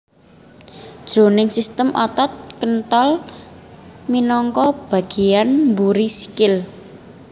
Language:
Javanese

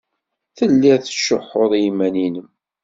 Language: Kabyle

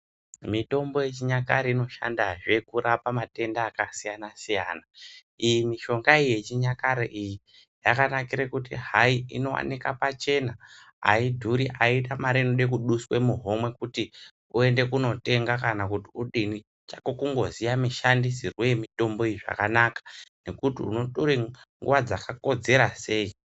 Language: Ndau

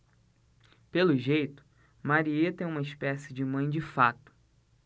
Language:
Portuguese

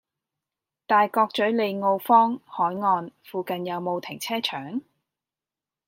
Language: Cantonese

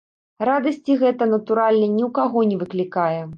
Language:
Belarusian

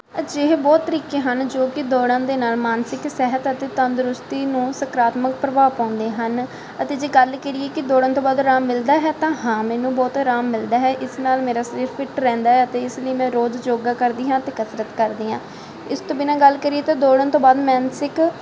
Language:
Punjabi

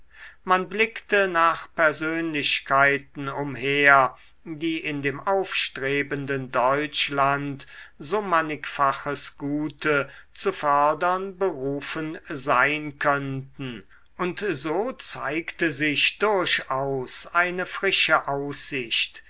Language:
German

